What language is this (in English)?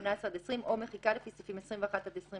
Hebrew